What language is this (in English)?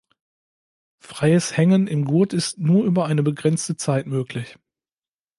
German